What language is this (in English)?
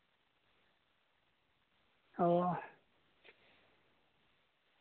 Santali